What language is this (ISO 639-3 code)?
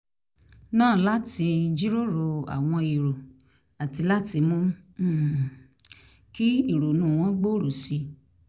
yor